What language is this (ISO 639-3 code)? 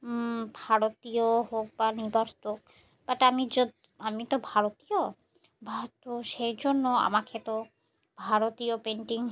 ben